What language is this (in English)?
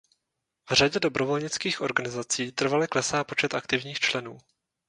Czech